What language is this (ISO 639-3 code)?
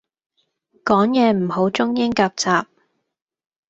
yue